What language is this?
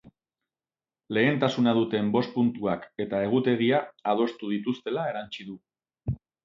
Basque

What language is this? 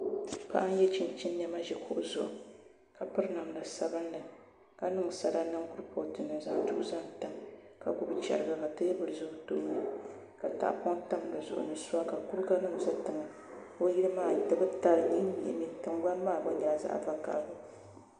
Dagbani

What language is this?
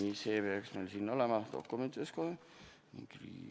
Estonian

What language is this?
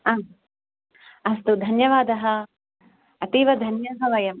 Sanskrit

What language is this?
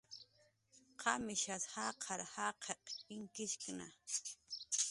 Jaqaru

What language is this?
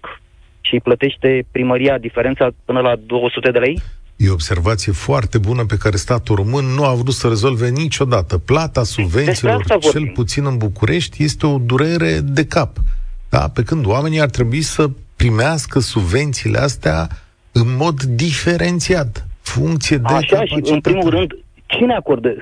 Romanian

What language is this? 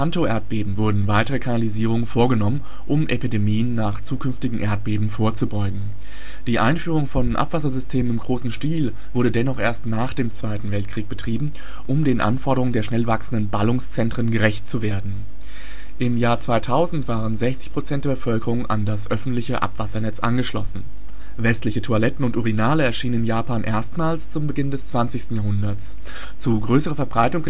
German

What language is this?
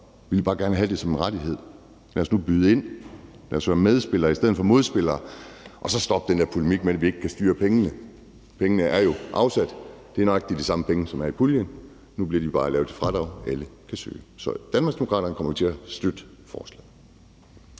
Danish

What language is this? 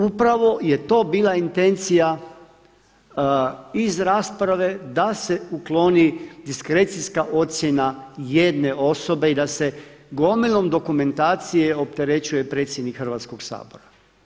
Croatian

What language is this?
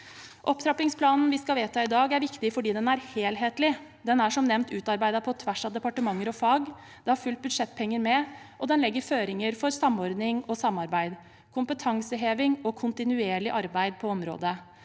Norwegian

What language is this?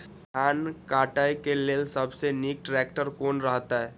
Maithili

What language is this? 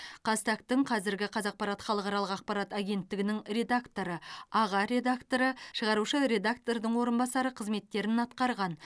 Kazakh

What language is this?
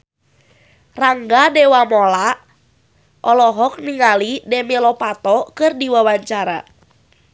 Sundanese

